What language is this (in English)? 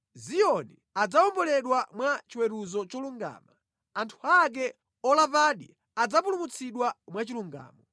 Nyanja